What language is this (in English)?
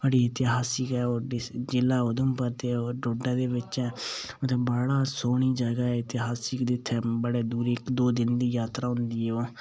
Dogri